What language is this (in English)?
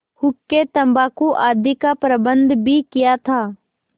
Hindi